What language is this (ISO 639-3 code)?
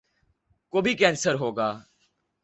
urd